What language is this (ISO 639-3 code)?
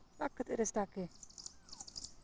doi